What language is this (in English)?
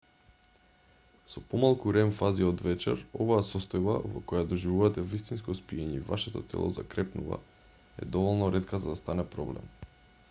Macedonian